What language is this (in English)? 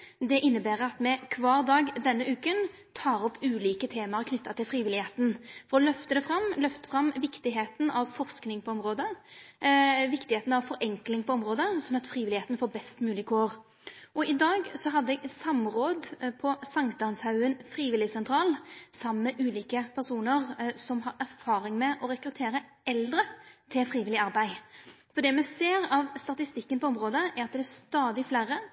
Norwegian Nynorsk